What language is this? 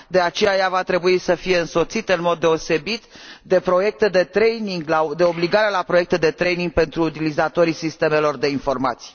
Romanian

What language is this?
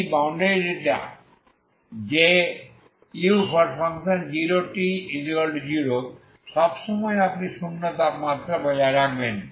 Bangla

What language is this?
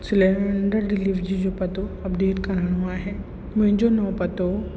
Sindhi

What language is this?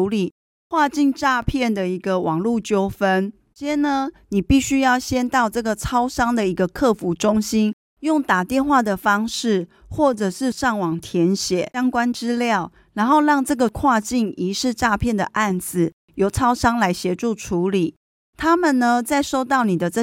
Chinese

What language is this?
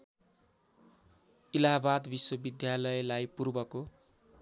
Nepali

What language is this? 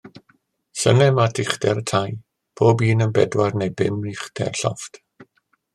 Welsh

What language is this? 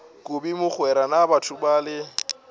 Northern Sotho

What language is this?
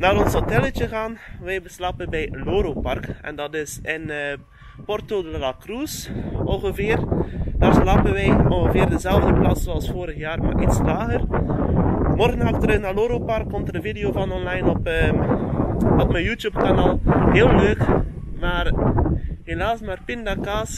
Dutch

